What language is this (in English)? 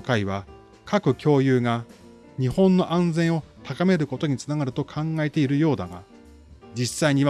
Japanese